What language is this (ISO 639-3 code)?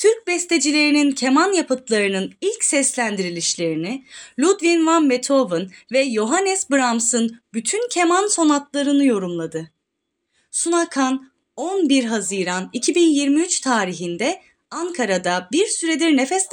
tur